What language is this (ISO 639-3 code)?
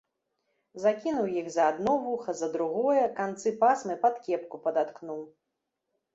bel